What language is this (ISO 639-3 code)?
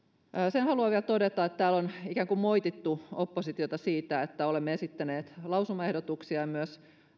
fin